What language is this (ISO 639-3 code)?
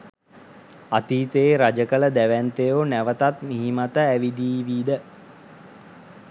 sin